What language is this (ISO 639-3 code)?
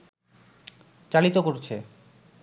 ben